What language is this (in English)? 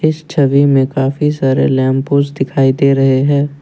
Hindi